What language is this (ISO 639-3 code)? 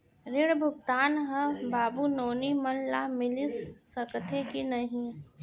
hne